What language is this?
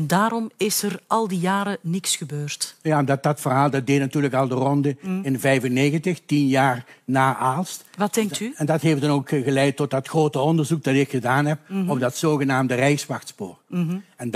Dutch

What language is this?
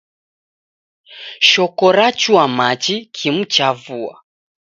Taita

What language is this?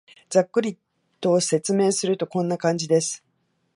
Japanese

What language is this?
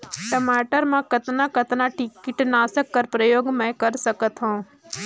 Chhattisgarhi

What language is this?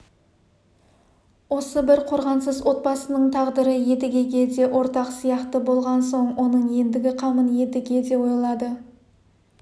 Kazakh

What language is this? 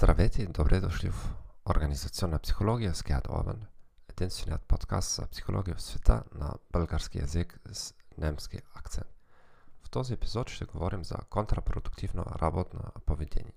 Bulgarian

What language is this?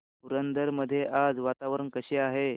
Marathi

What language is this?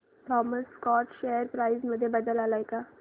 Marathi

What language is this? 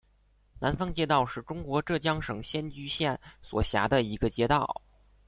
Chinese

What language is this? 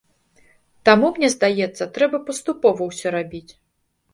Belarusian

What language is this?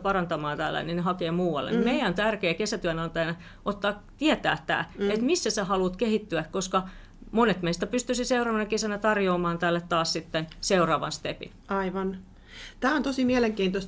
Finnish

